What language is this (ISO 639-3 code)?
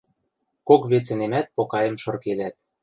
mrj